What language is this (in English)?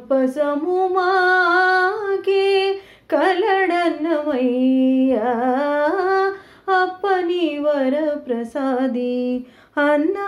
Telugu